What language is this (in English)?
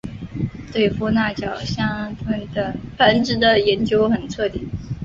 Chinese